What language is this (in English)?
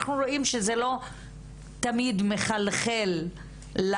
Hebrew